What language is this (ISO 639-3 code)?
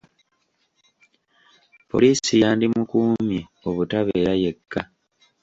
lug